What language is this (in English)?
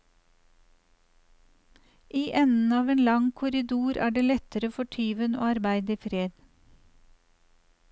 Norwegian